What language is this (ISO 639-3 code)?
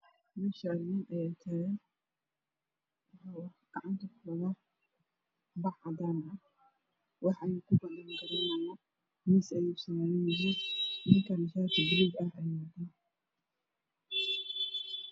som